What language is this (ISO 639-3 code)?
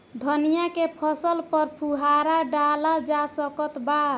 bho